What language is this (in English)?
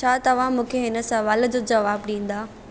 Sindhi